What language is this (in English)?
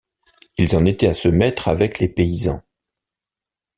French